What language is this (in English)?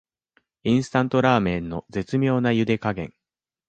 Japanese